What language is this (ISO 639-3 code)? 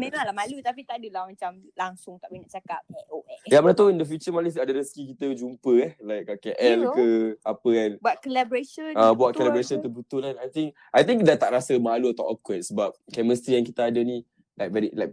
msa